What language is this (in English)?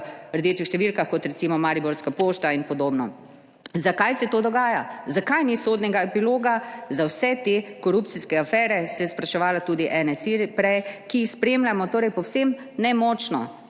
Slovenian